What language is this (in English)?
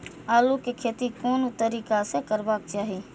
Maithili